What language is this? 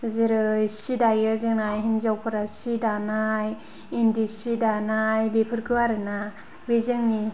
Bodo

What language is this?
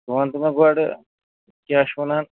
Kashmiri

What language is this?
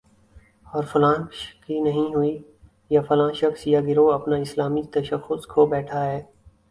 Urdu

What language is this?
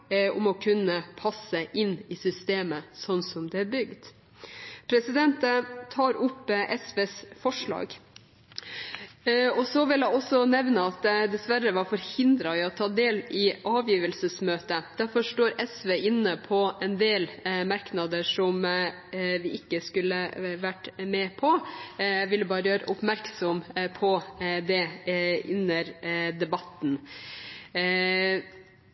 Norwegian Bokmål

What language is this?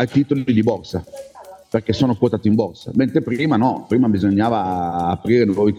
Italian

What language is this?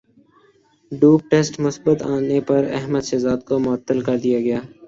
Urdu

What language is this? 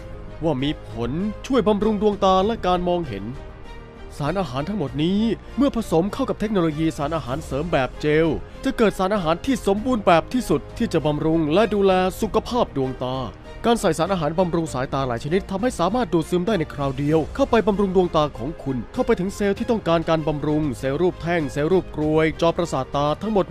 Thai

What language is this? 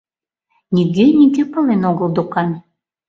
Mari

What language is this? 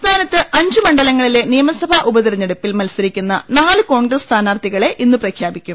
Malayalam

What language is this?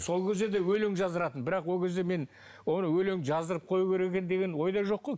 Kazakh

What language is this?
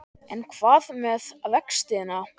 Icelandic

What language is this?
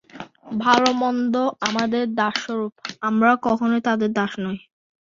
Bangla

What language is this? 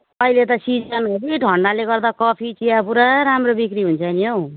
Nepali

